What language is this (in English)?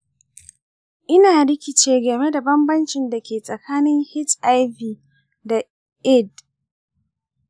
Hausa